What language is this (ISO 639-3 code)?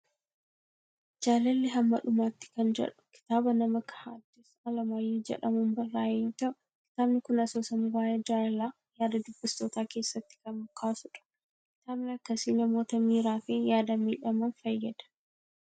orm